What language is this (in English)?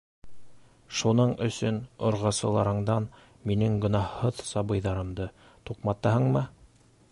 Bashkir